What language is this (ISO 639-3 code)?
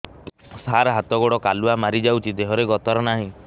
ori